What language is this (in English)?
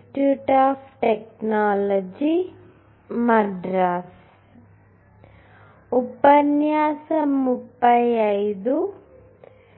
Telugu